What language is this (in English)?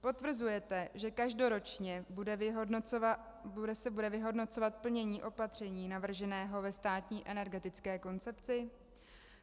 Czech